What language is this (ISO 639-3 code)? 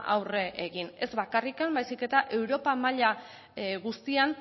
eus